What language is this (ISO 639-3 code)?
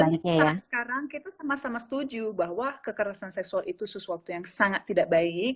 ind